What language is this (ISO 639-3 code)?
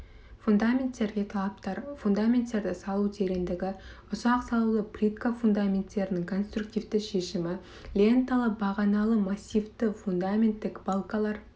kaz